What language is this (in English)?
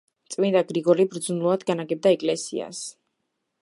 Georgian